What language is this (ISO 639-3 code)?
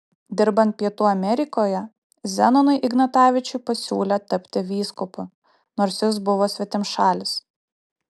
lit